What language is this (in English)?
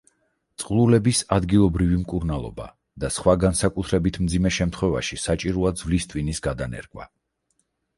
Georgian